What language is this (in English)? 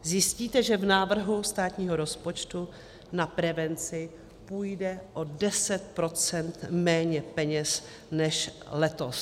Czech